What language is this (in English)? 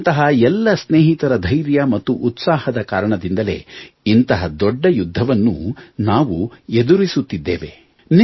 Kannada